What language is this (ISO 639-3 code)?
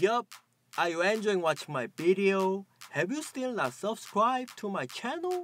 kor